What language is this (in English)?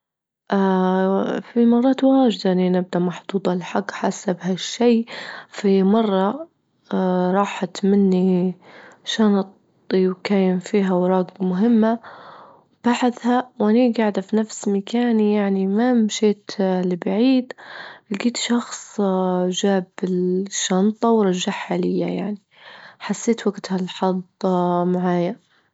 Libyan Arabic